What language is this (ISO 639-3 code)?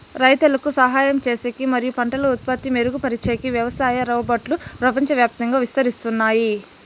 tel